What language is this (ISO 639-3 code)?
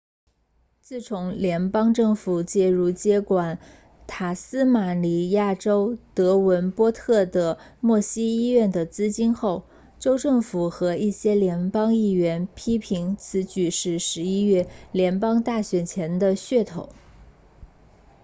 zho